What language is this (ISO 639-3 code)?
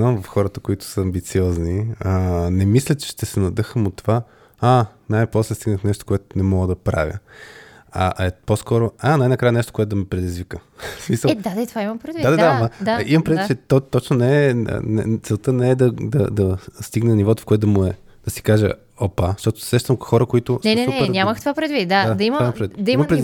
bul